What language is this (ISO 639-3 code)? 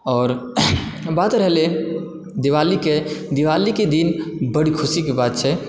mai